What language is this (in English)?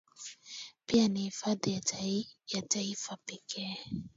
Swahili